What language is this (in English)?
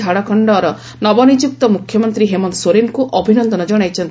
Odia